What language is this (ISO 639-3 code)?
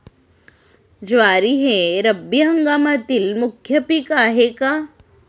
mar